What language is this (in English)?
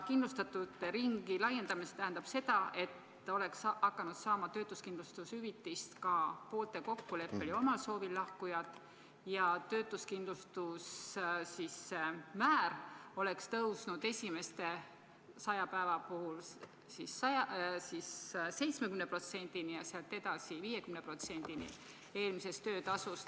Estonian